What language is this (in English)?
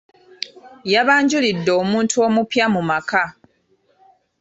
Ganda